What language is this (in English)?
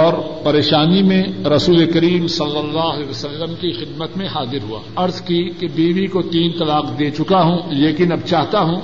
Urdu